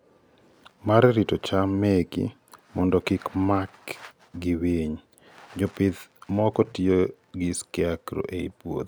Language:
Luo (Kenya and Tanzania)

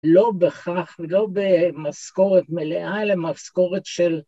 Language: Hebrew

